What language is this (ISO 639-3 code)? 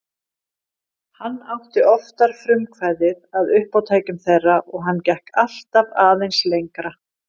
isl